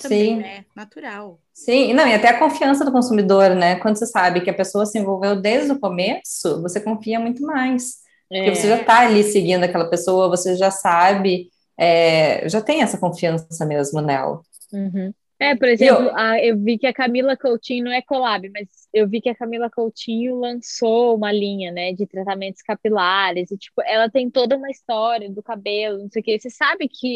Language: Portuguese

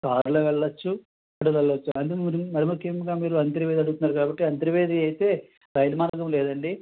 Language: Telugu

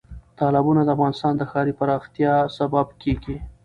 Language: Pashto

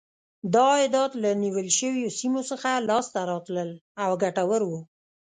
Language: Pashto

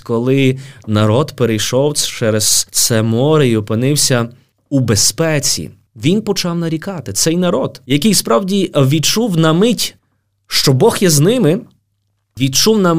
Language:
Ukrainian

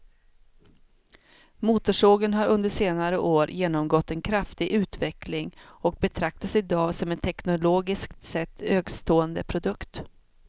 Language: Swedish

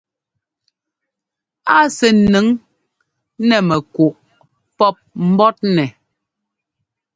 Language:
Ngomba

